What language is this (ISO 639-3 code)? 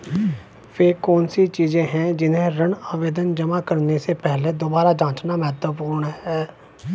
hin